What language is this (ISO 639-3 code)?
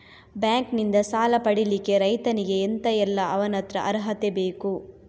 kan